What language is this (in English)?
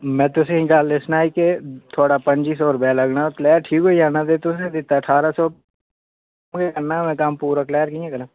Dogri